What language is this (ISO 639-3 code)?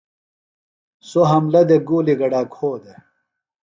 phl